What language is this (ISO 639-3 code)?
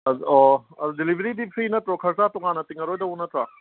mni